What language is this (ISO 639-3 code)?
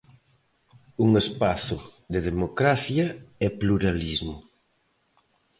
glg